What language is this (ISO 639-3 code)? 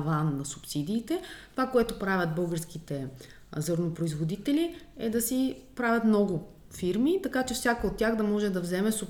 bul